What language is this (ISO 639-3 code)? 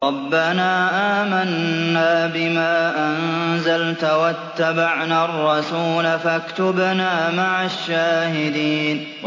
ara